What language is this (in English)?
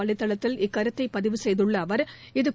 Tamil